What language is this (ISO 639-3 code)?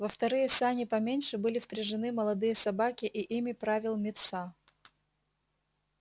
rus